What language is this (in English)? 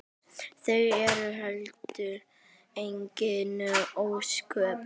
Icelandic